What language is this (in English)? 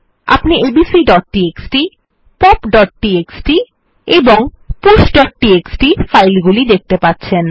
Bangla